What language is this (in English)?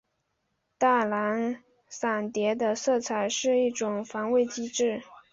Chinese